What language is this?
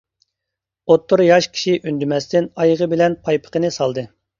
Uyghur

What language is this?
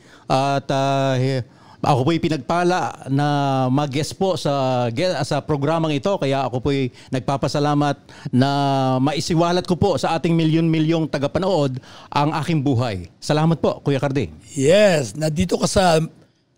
Filipino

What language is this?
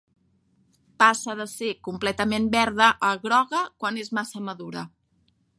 Catalan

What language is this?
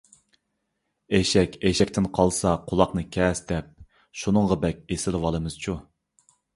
Uyghur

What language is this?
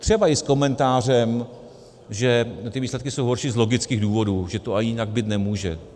Czech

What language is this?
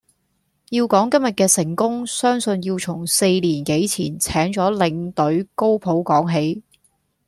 Cantonese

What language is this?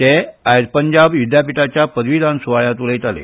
Konkani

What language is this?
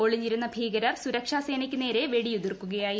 Malayalam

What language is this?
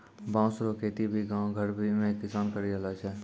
Maithili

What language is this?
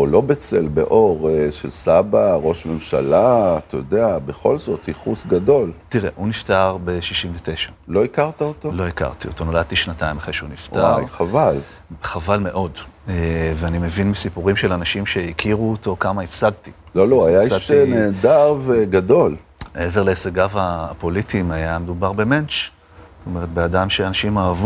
Hebrew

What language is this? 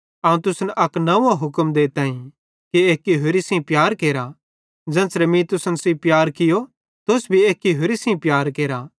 Bhadrawahi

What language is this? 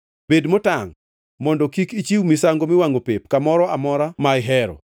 Luo (Kenya and Tanzania)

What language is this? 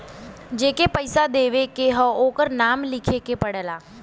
Bhojpuri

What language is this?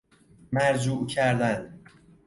Persian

